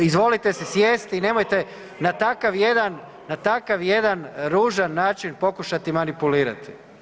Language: Croatian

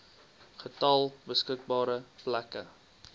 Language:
Afrikaans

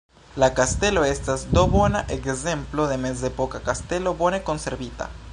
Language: Esperanto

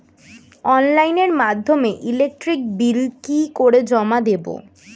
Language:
Bangla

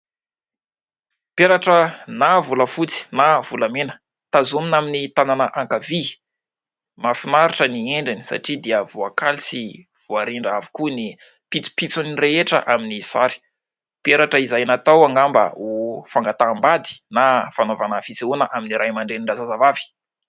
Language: Malagasy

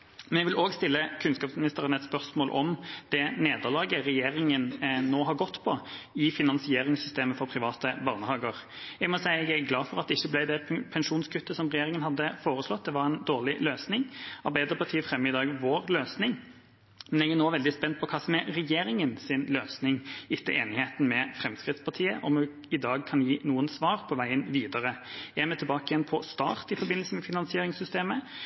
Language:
Norwegian Bokmål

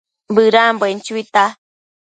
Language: Matsés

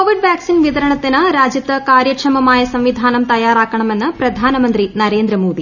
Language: Malayalam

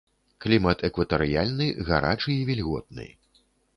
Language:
Belarusian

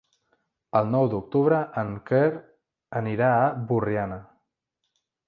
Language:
Catalan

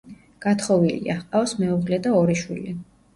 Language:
Georgian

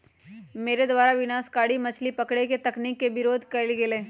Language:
Magahi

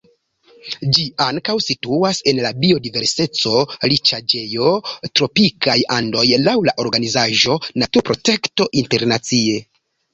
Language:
Esperanto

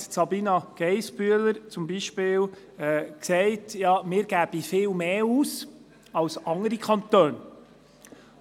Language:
Swiss German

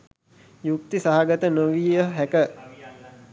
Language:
Sinhala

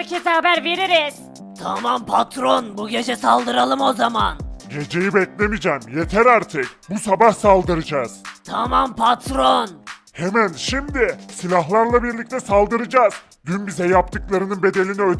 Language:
Turkish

